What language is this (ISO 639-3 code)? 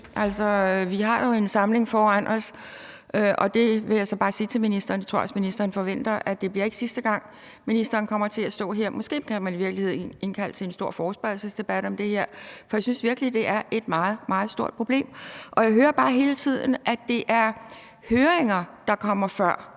dan